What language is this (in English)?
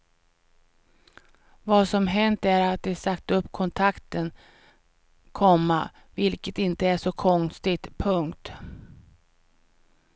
Swedish